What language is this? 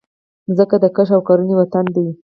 Pashto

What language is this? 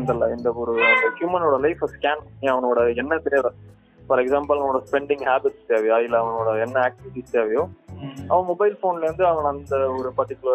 Tamil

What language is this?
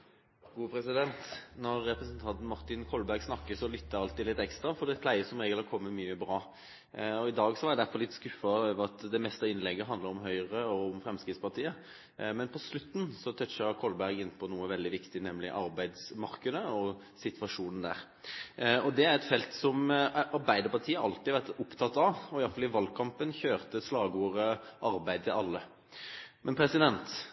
Norwegian Bokmål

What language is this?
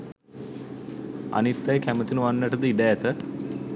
Sinhala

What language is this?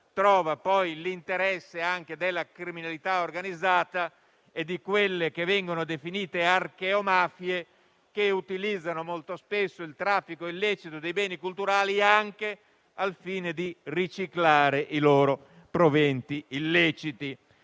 Italian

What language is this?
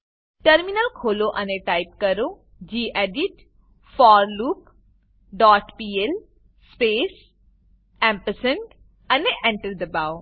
Gujarati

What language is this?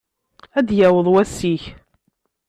Kabyle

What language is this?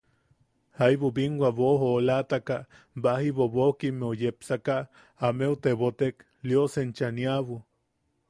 Yaqui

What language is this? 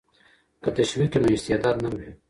Pashto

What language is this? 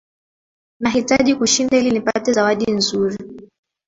Swahili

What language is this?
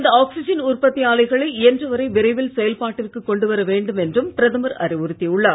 Tamil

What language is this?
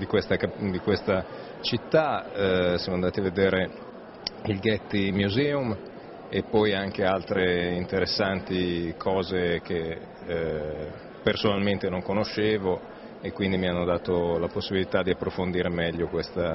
Italian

